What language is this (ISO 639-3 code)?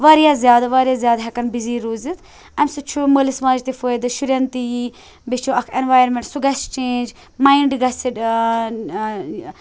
kas